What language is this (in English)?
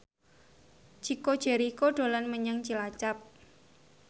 Javanese